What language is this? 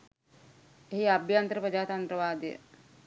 Sinhala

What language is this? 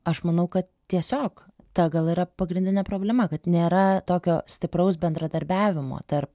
Lithuanian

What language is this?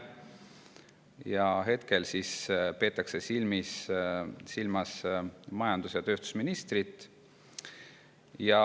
Estonian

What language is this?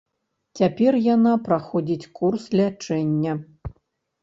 Belarusian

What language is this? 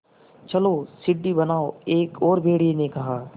Hindi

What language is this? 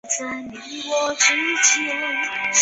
Chinese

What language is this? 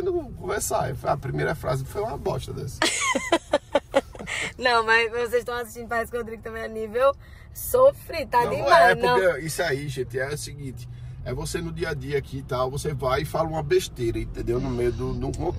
Portuguese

